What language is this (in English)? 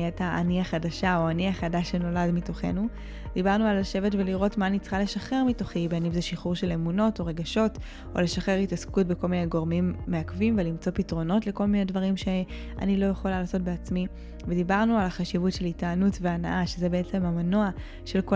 Hebrew